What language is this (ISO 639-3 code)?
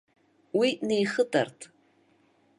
abk